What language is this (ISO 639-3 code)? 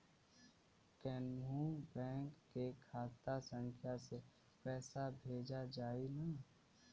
bho